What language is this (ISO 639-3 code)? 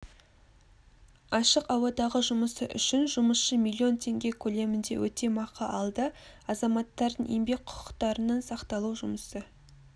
kaz